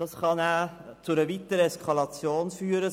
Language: Swiss German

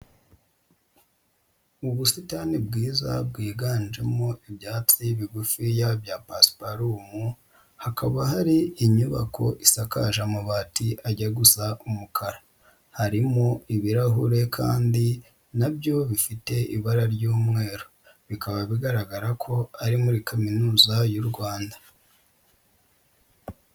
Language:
Kinyarwanda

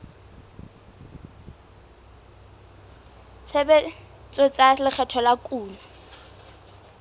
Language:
Southern Sotho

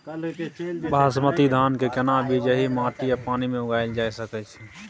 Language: Maithili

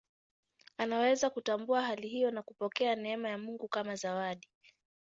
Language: Swahili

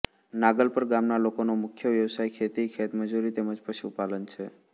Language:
Gujarati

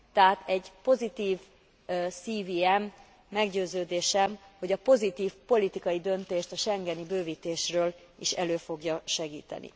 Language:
Hungarian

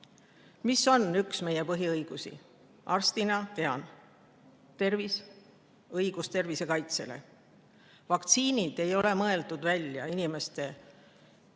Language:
Estonian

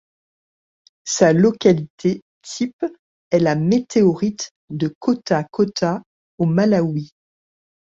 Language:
French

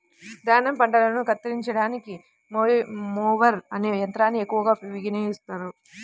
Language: Telugu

